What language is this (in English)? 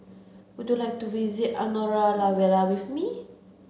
English